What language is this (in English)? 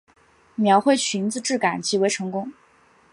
Chinese